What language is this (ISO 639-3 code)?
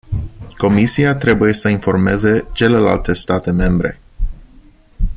ron